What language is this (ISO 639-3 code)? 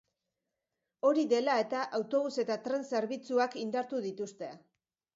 eus